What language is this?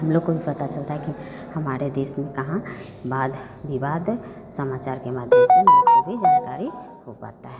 Hindi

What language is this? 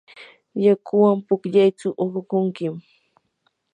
Yanahuanca Pasco Quechua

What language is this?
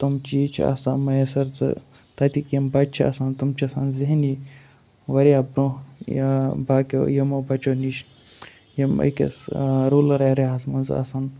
Kashmiri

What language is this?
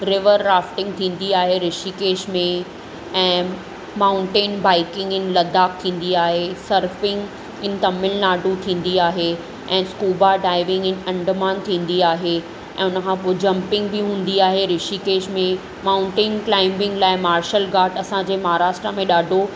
Sindhi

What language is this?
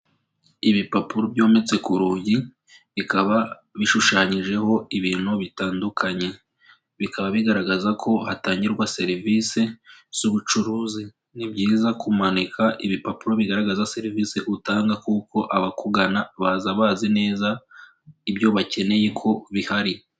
Kinyarwanda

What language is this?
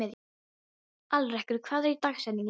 Icelandic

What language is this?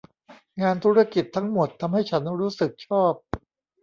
Thai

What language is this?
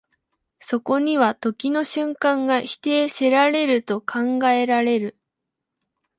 Japanese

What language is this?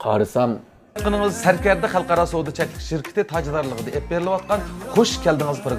Turkish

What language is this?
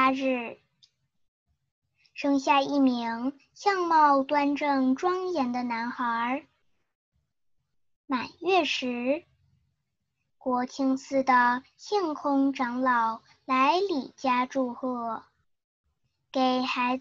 Chinese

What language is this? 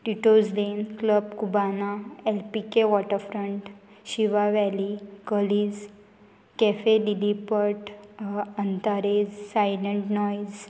Konkani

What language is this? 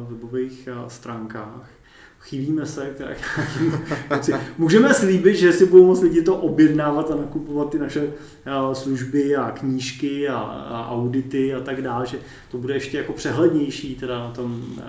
Czech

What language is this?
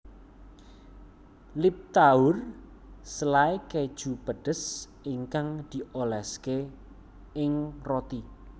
Javanese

